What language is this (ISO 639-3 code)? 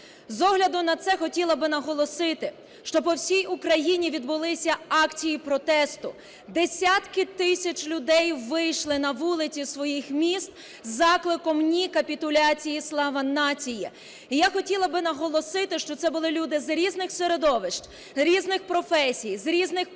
ukr